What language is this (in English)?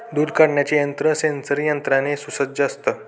Marathi